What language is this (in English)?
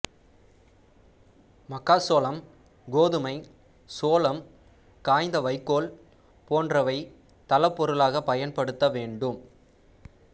Tamil